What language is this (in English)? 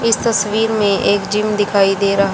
Hindi